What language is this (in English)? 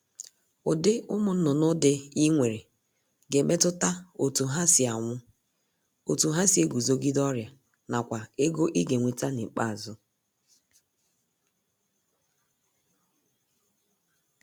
Igbo